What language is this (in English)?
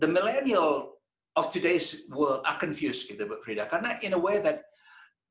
Indonesian